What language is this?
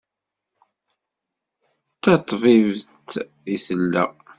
Kabyle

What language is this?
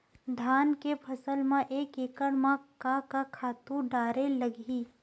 Chhattisgarhi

